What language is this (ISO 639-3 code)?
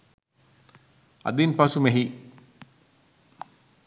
sin